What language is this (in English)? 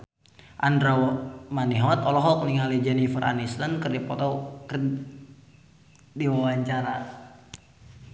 Sundanese